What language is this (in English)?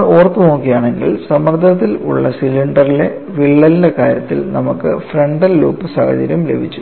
Malayalam